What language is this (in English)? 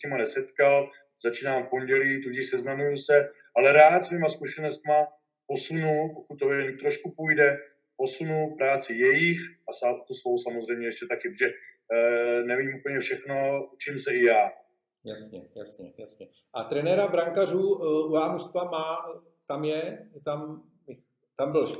Czech